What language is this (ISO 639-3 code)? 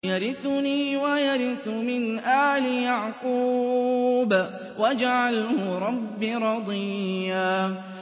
ara